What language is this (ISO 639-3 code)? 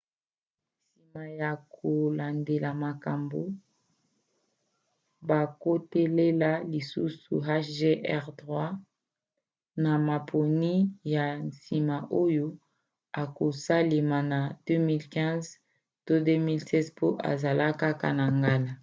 lin